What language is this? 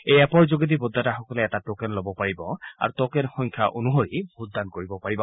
Assamese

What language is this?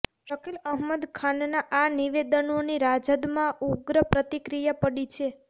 Gujarati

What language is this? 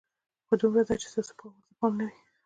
Pashto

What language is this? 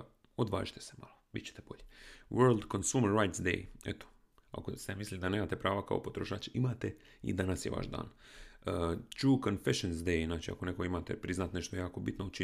Croatian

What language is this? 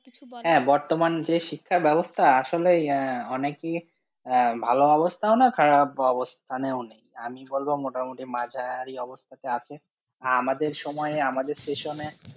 Bangla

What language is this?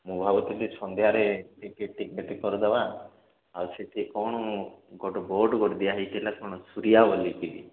Odia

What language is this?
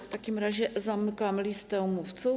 Polish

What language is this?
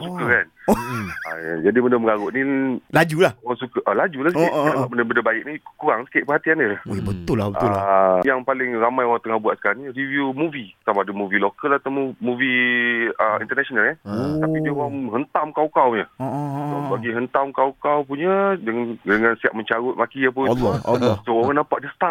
Malay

